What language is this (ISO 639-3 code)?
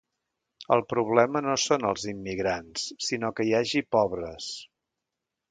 cat